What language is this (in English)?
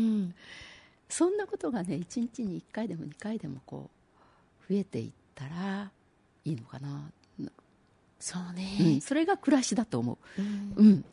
Japanese